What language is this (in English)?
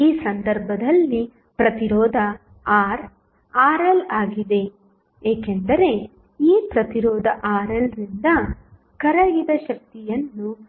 Kannada